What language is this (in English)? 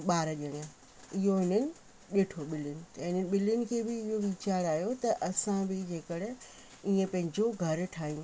Sindhi